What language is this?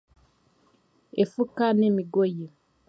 Chiga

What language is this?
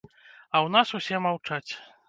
Belarusian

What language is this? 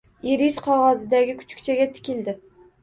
Uzbek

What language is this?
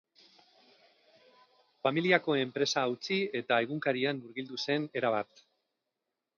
Basque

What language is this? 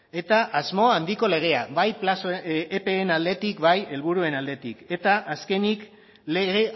Basque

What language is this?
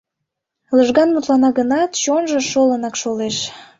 Mari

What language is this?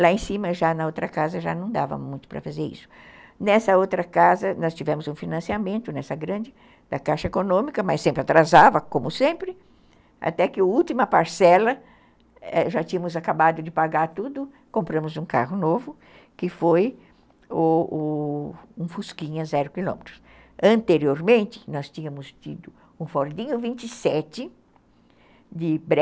Portuguese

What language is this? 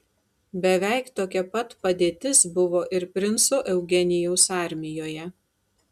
Lithuanian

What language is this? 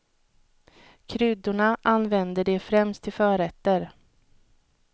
Swedish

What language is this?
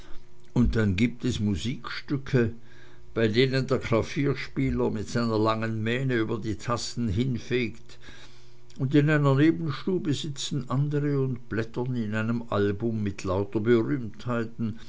German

